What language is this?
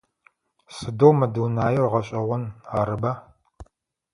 Adyghe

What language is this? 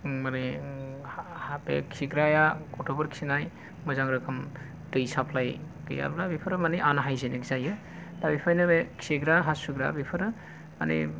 Bodo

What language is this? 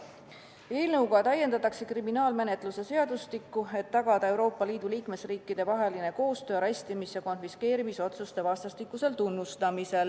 Estonian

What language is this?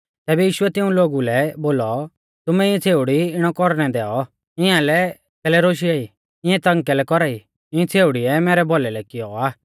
Mahasu Pahari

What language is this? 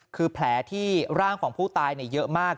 Thai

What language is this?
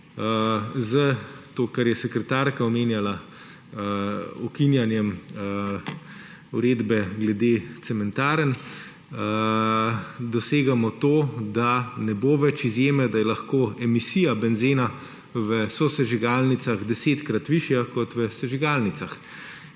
Slovenian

